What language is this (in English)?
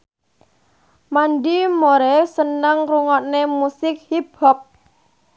Javanese